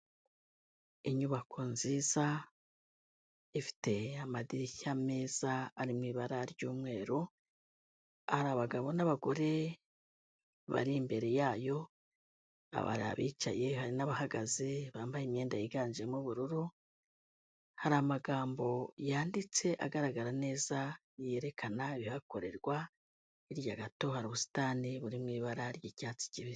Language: Kinyarwanda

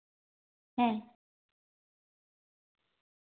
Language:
Santali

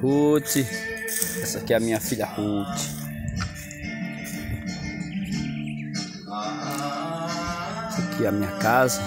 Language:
Portuguese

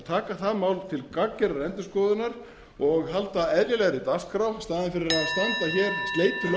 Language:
Icelandic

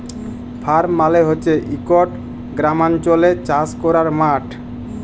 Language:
Bangla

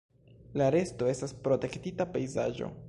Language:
Esperanto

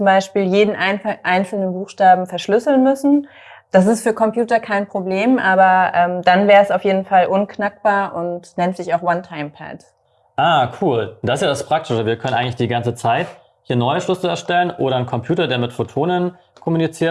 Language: German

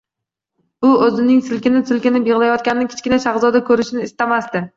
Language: Uzbek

